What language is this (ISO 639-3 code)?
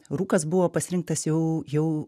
lit